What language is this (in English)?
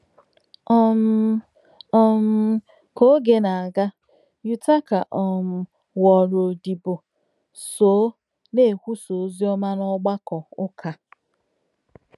Igbo